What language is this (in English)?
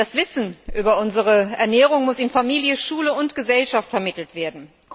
German